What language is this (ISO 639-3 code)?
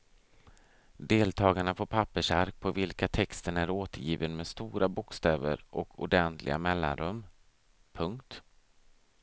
swe